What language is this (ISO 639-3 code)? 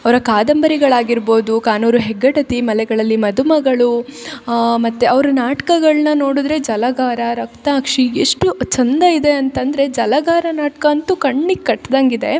kan